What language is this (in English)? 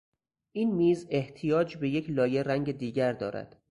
Persian